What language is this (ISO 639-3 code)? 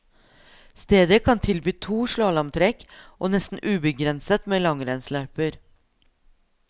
nor